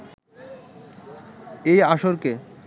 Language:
Bangla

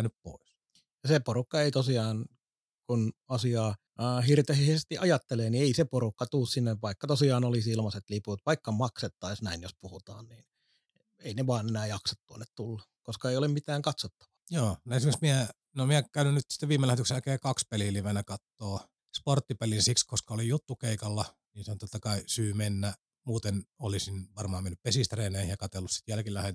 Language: Finnish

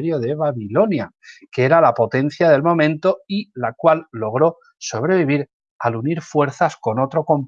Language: Spanish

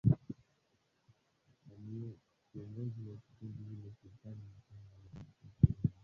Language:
Swahili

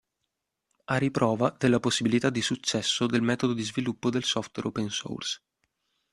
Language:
Italian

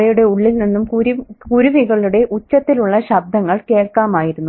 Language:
Malayalam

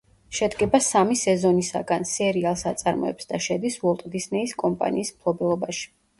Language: Georgian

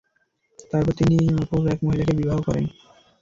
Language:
Bangla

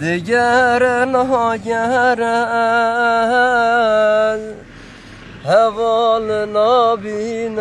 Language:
Turkish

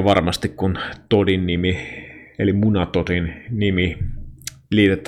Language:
Finnish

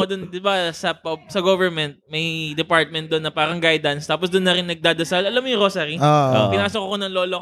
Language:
Filipino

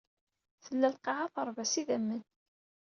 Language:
Kabyle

